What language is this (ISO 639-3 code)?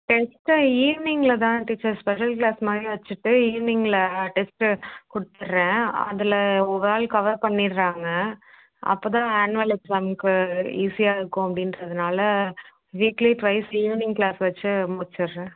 tam